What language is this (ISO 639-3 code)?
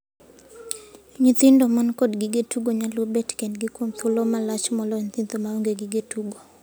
luo